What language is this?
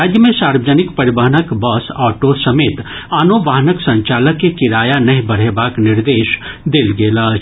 Maithili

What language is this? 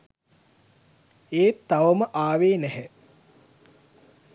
Sinhala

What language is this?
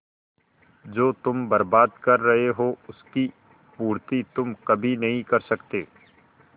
Hindi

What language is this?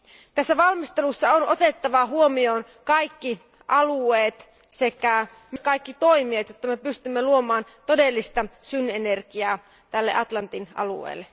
Finnish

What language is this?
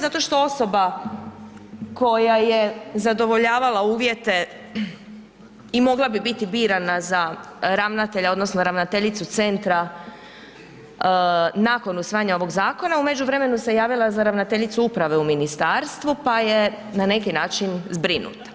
Croatian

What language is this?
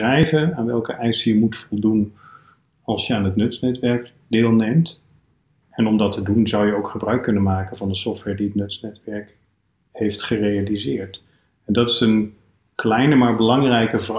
Dutch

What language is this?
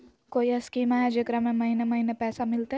Magahi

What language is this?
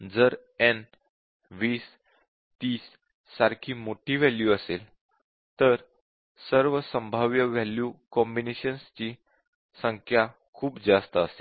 Marathi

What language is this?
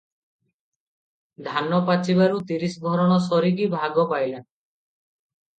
Odia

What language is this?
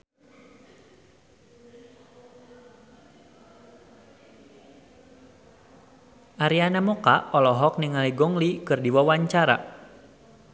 Sundanese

